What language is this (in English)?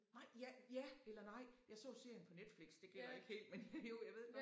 Danish